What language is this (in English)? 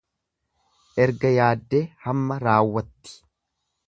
Oromo